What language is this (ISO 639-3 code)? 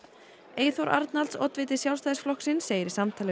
isl